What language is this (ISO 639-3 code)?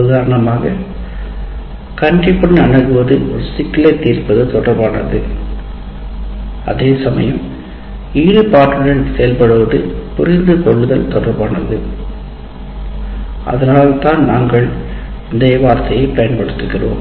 tam